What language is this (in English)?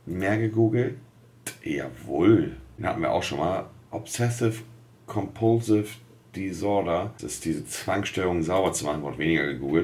German